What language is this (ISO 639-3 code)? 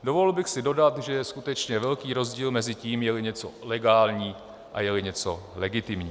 ces